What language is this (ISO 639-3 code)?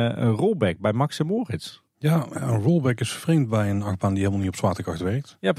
nld